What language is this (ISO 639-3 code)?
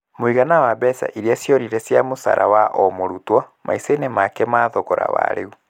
kik